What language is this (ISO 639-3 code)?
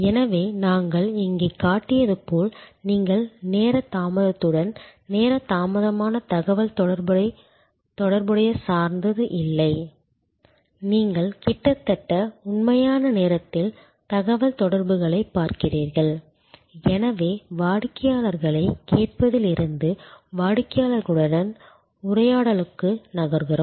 tam